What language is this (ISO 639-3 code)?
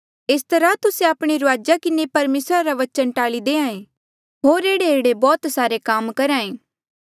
mjl